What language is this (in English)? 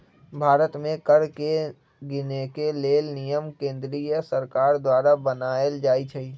Magahi